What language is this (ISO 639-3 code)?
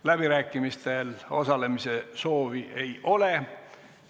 est